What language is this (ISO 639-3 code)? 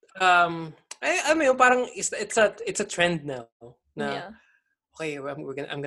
fil